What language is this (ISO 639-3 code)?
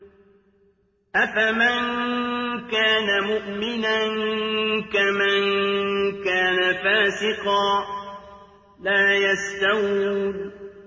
ara